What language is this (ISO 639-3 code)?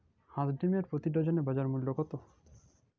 ben